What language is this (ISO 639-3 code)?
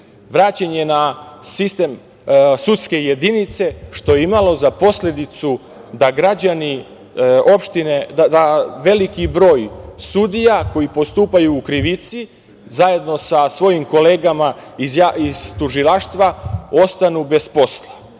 srp